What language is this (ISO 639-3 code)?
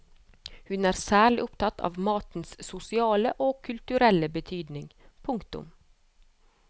nor